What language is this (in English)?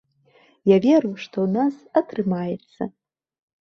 Belarusian